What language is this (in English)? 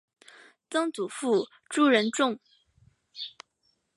Chinese